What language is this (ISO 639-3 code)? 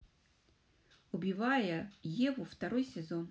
rus